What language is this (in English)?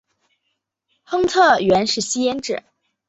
Chinese